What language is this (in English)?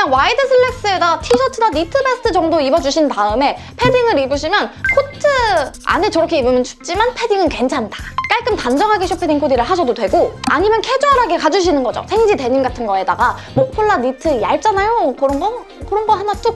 Korean